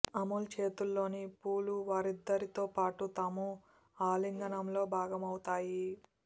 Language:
Telugu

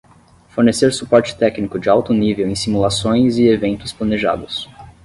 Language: Portuguese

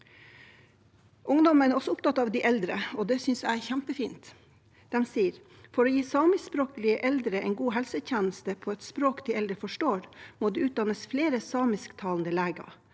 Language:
Norwegian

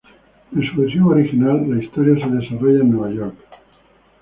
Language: Spanish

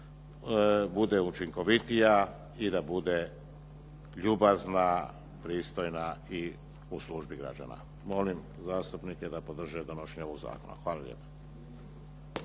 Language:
Croatian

